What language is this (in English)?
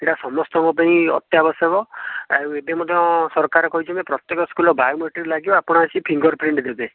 Odia